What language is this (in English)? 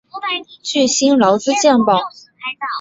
Chinese